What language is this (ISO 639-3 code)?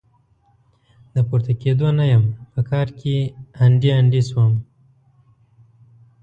pus